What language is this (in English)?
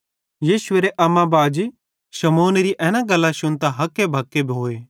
Bhadrawahi